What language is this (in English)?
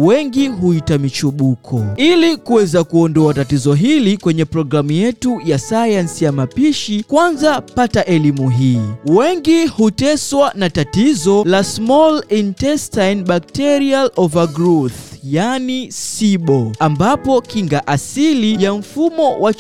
Swahili